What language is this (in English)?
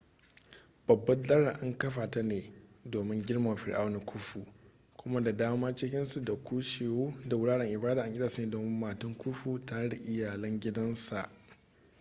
Hausa